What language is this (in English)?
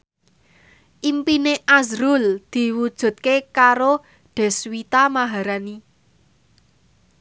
Javanese